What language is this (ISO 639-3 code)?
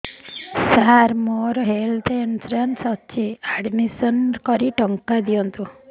ori